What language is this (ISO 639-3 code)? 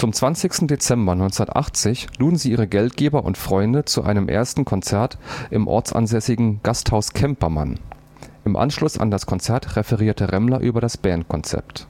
deu